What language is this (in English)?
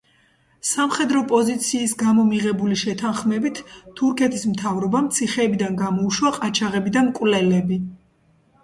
Georgian